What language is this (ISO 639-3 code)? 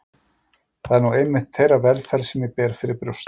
isl